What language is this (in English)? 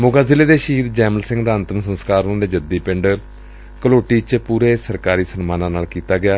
Punjabi